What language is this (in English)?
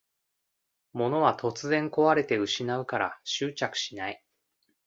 Japanese